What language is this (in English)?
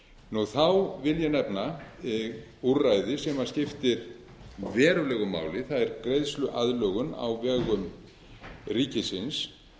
Icelandic